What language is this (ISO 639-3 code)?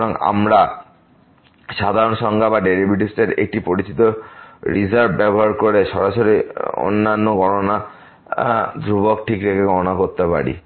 ben